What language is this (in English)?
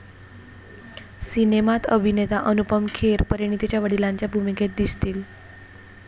Marathi